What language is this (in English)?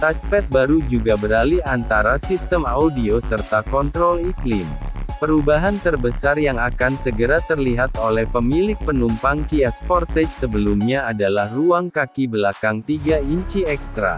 Indonesian